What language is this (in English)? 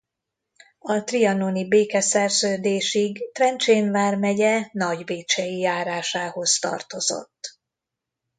Hungarian